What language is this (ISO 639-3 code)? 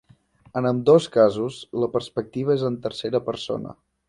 cat